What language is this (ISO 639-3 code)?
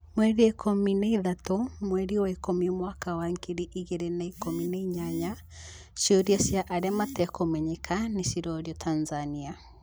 kik